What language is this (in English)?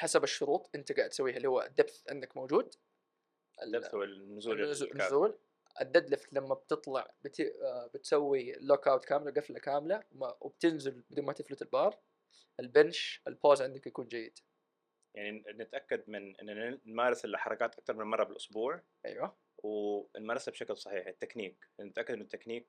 Arabic